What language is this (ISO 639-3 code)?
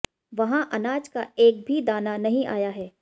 hin